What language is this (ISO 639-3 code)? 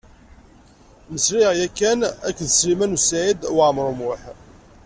kab